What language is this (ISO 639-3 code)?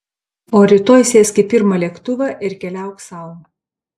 lit